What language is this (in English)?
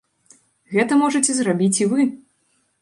Belarusian